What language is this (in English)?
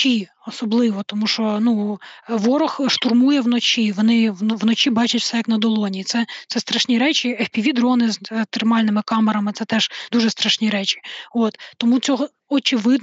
Ukrainian